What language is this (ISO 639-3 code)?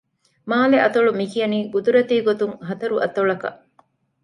div